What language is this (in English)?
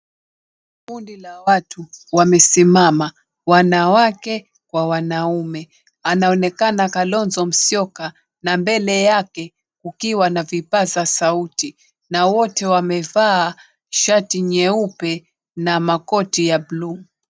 Swahili